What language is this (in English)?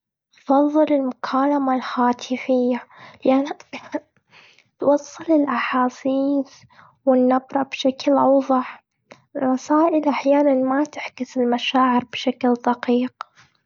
Gulf Arabic